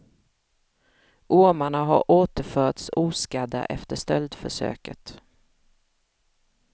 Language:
Swedish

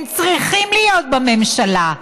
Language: Hebrew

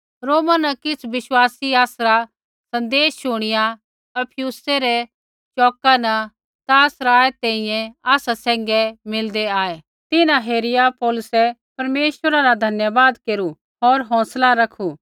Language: Kullu Pahari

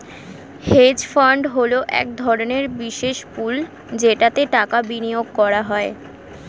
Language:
Bangla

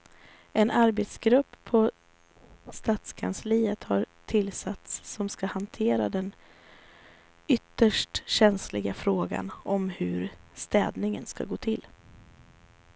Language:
Swedish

